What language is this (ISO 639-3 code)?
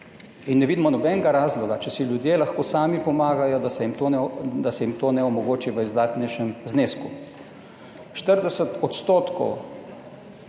slv